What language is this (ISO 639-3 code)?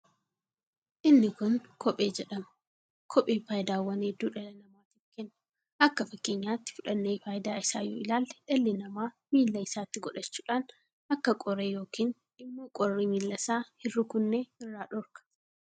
orm